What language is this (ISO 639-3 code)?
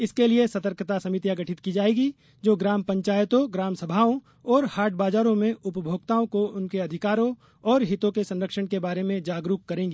hin